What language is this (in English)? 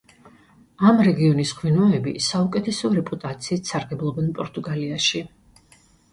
Georgian